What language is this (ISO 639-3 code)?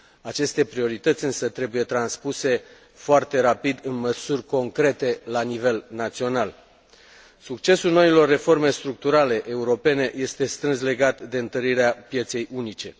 ron